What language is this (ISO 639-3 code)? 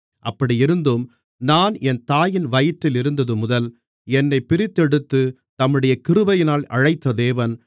tam